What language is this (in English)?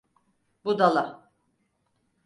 Turkish